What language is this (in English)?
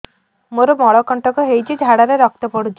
Odia